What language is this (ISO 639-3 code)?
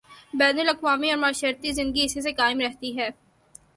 urd